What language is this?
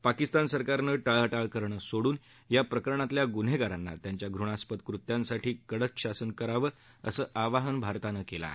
Marathi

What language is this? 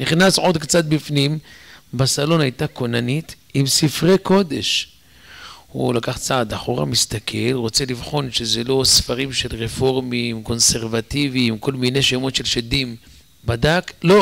Hebrew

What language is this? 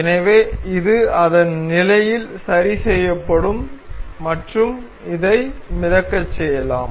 Tamil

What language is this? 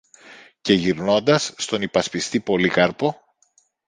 Greek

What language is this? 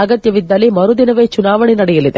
Kannada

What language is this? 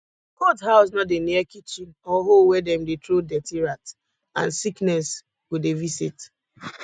Nigerian Pidgin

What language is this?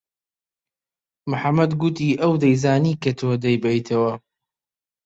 Central Kurdish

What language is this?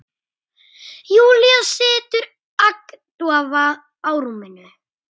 Icelandic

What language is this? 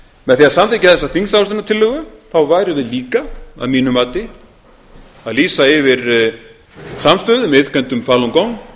Icelandic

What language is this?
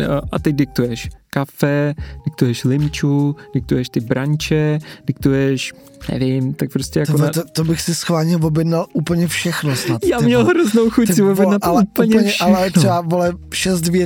Czech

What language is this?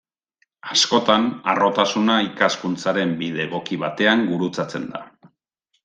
Basque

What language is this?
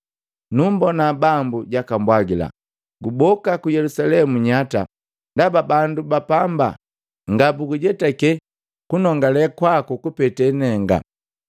Matengo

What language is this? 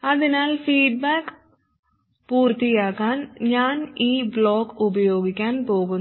Malayalam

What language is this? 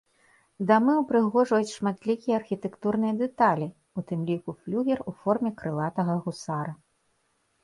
Belarusian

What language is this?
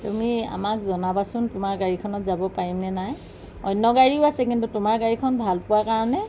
Assamese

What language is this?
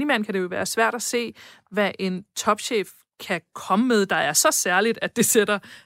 Danish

